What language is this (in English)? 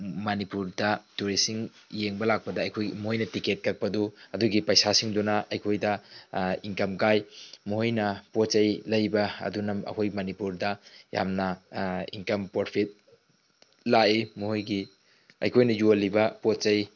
Manipuri